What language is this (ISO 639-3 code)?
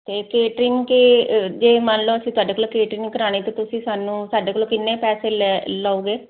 pan